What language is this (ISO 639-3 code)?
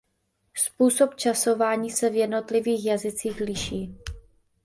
ces